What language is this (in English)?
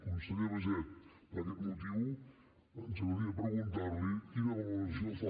Catalan